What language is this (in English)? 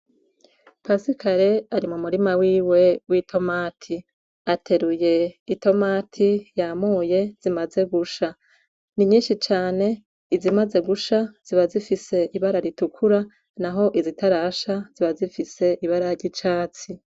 Rundi